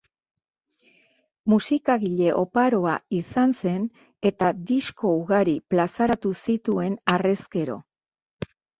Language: Basque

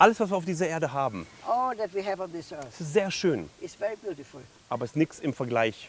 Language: German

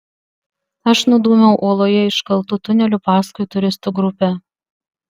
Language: Lithuanian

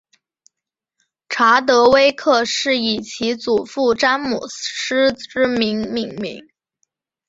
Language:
Chinese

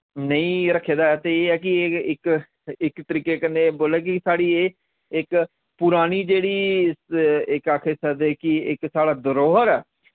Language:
Dogri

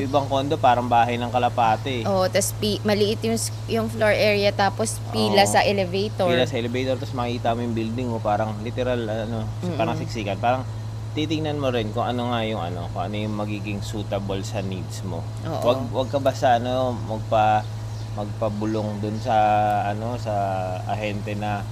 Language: Filipino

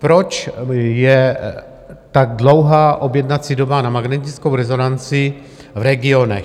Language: Czech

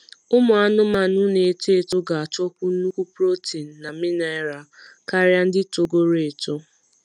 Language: Igbo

